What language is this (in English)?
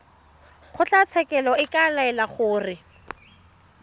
Tswana